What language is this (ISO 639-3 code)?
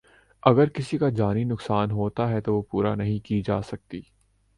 urd